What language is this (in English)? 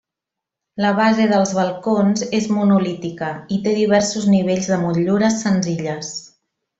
Catalan